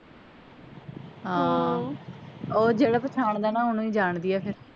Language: Punjabi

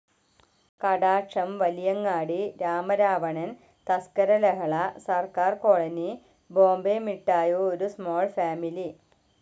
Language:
Malayalam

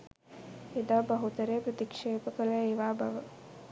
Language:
Sinhala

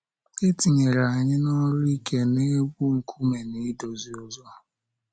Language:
Igbo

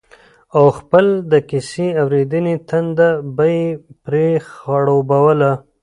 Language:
Pashto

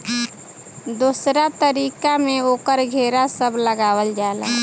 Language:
Bhojpuri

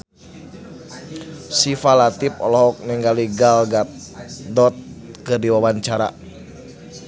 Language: Sundanese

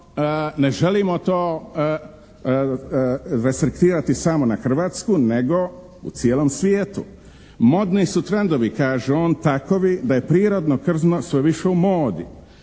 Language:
Croatian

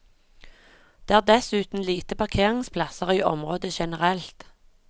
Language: Norwegian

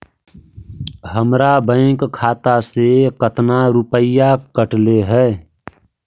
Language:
Magahi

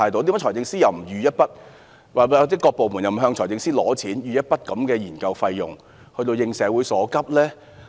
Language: Cantonese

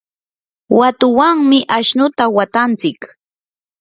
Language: Yanahuanca Pasco Quechua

